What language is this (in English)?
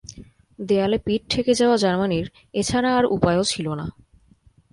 Bangla